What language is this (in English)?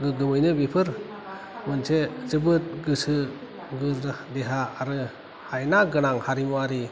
Bodo